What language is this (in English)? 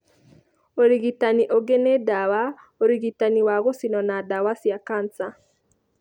Kikuyu